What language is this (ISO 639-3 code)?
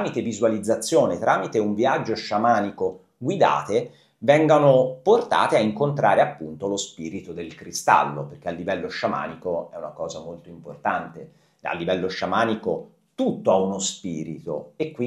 ita